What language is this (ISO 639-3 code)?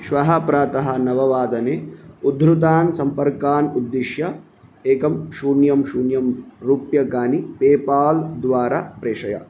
san